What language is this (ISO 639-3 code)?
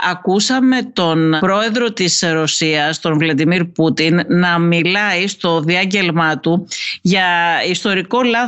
ell